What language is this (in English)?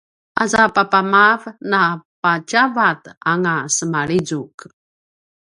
Paiwan